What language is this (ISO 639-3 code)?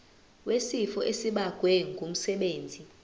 zul